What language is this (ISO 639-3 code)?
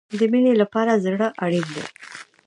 pus